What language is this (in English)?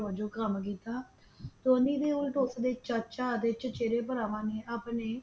Punjabi